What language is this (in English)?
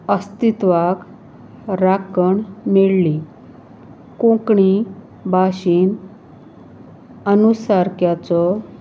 Konkani